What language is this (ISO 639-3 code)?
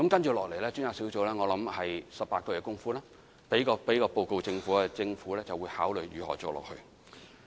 yue